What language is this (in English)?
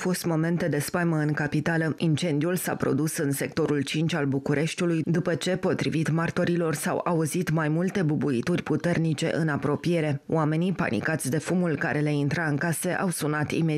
Romanian